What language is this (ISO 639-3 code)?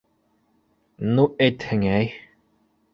bak